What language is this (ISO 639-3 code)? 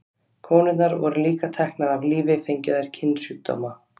isl